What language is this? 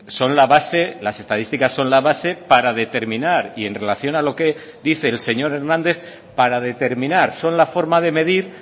Spanish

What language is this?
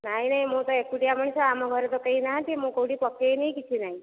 Odia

